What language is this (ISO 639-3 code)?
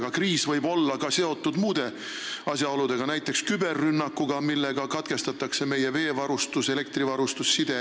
est